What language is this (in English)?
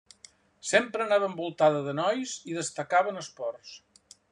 Catalan